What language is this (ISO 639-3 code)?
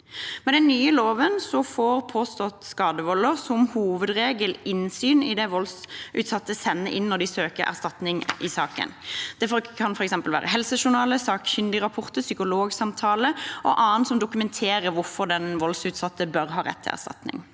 nor